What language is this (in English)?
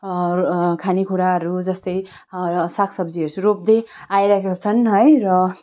Nepali